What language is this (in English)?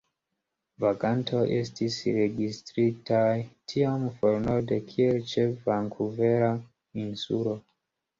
Esperanto